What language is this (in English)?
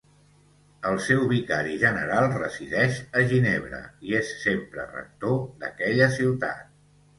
Catalan